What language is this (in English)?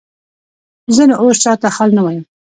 Pashto